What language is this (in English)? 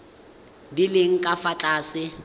Tswana